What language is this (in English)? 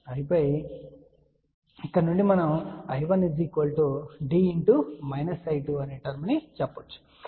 Telugu